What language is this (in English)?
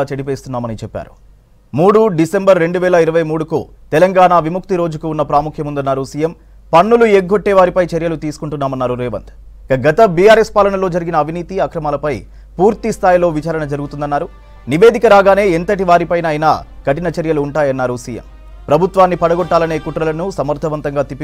Telugu